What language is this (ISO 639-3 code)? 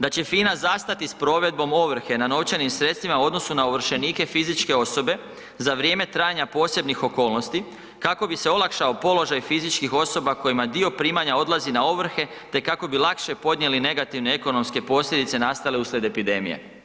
hrv